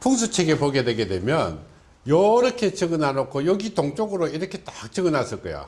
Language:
Korean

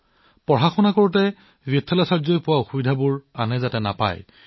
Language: Assamese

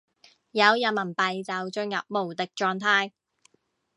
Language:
Cantonese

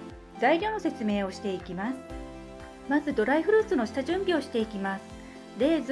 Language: Japanese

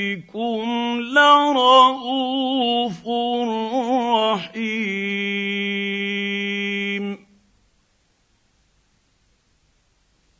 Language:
Arabic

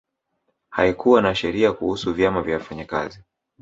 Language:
Swahili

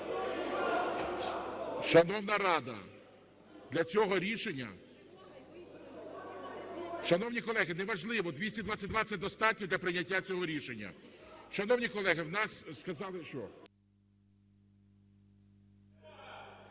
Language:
Ukrainian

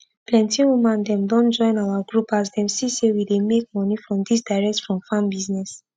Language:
Nigerian Pidgin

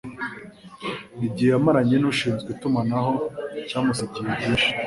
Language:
Kinyarwanda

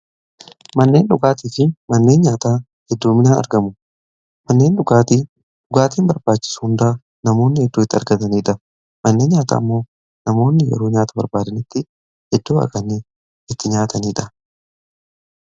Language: Oromo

